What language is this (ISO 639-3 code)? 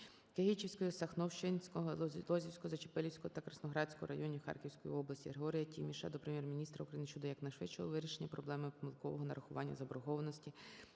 ukr